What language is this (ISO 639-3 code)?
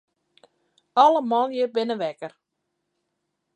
fry